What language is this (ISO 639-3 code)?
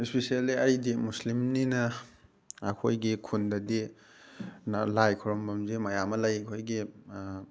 mni